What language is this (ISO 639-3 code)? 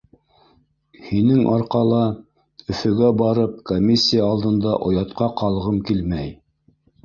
bak